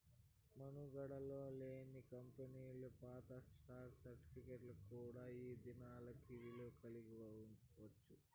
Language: Telugu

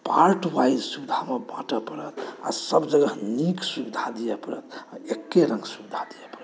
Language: Maithili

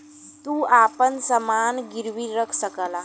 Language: Bhojpuri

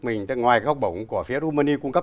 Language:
Vietnamese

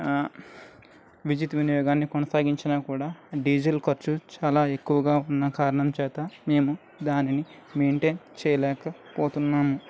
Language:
Telugu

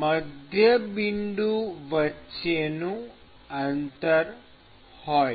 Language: Gujarati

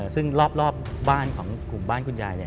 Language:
Thai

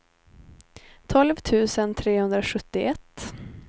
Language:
Swedish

